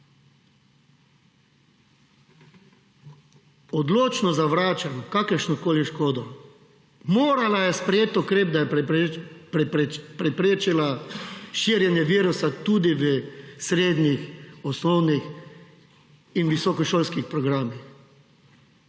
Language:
Slovenian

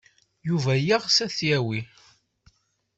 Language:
Kabyle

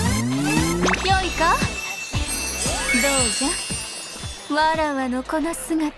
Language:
Japanese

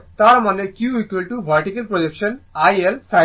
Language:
Bangla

